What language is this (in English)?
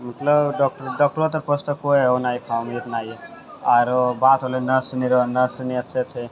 Maithili